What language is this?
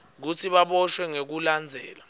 Swati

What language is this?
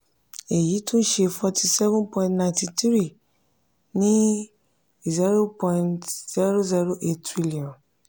Yoruba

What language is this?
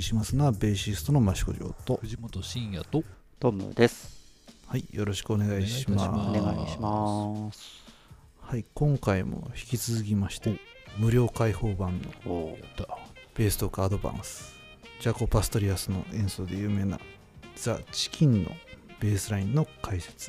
Japanese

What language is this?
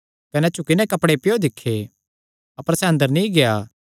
Kangri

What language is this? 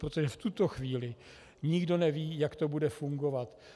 Czech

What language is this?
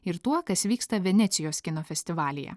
Lithuanian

